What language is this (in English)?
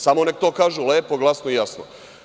Serbian